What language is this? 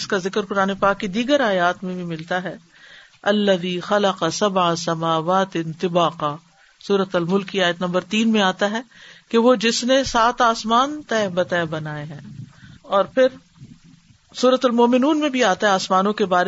Urdu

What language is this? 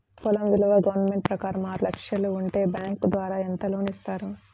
Telugu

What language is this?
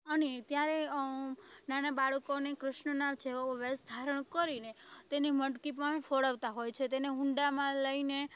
Gujarati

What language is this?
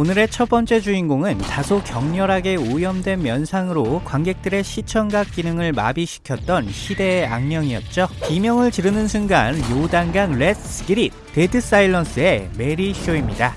Korean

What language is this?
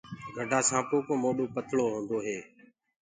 Gurgula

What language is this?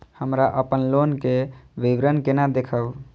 Maithili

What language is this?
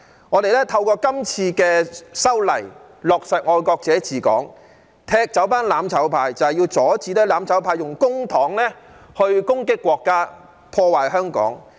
Cantonese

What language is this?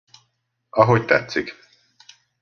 Hungarian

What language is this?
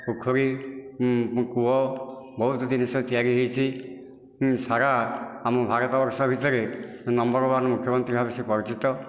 Odia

